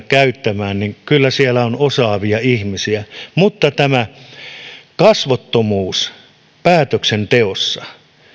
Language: Finnish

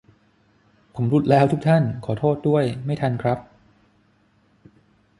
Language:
Thai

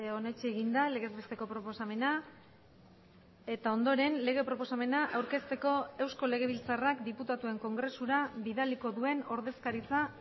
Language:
Basque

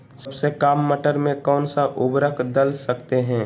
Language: Magahi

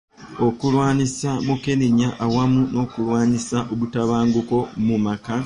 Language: Ganda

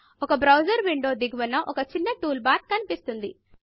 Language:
Telugu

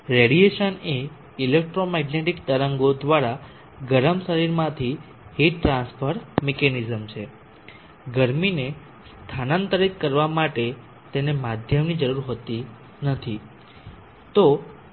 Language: Gujarati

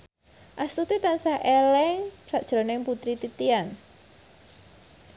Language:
Javanese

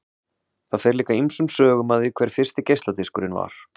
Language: Icelandic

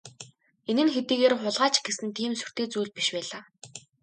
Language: Mongolian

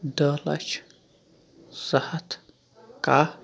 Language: Kashmiri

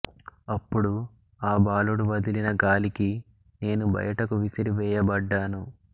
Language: Telugu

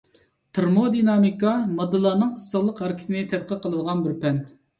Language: Uyghur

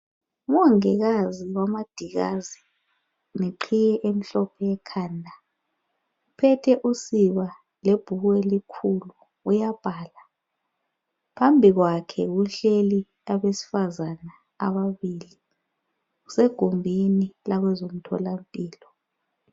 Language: North Ndebele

